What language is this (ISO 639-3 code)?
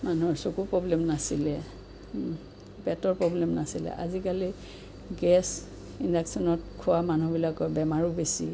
asm